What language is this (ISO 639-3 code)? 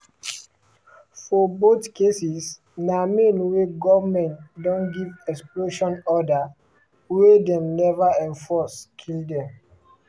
pcm